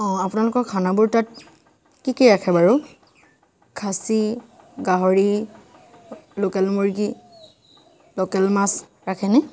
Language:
Assamese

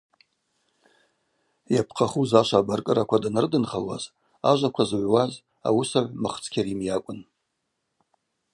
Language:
Abaza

